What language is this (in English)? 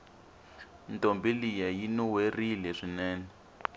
Tsonga